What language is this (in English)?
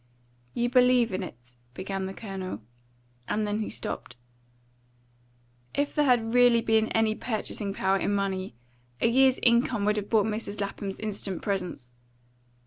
English